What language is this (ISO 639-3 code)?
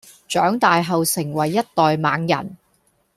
yue